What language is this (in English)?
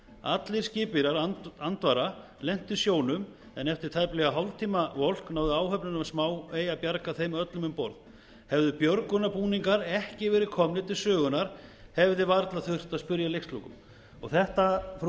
Icelandic